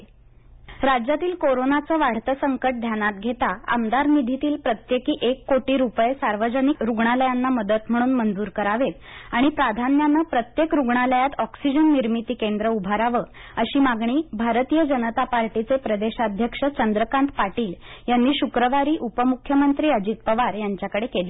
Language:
Marathi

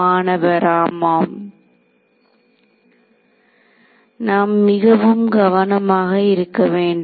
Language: Tamil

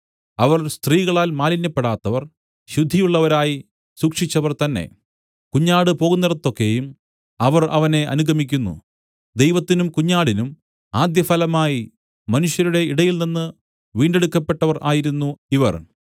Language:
Malayalam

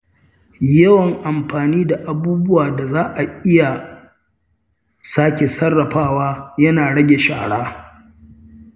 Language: Hausa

